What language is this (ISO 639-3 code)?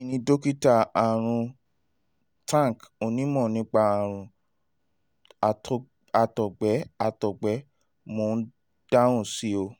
yor